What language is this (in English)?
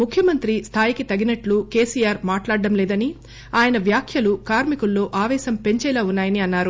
Telugu